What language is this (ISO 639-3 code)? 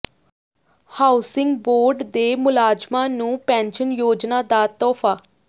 pan